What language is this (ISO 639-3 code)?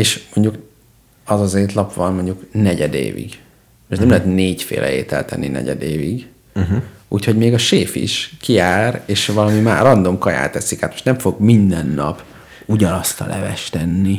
hun